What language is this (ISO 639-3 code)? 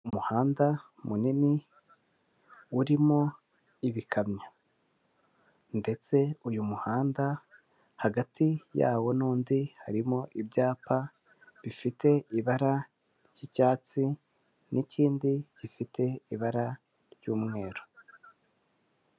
kin